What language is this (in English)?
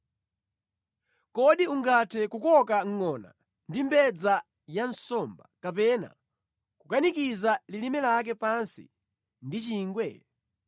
Nyanja